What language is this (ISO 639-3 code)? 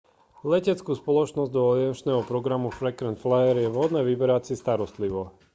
slk